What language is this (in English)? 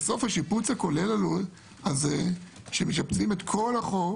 Hebrew